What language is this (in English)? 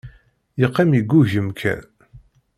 Kabyle